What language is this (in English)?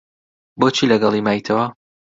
Central Kurdish